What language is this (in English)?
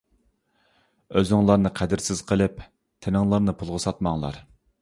Uyghur